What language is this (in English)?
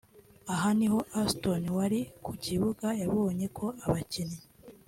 Kinyarwanda